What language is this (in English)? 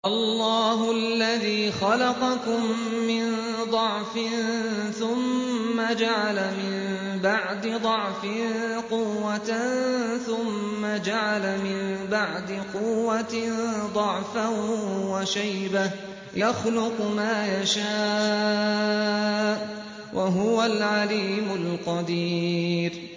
Arabic